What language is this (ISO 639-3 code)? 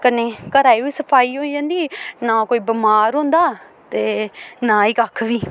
doi